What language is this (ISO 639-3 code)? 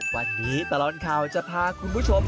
tha